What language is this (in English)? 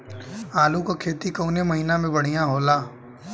Bhojpuri